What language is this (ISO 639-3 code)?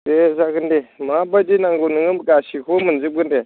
brx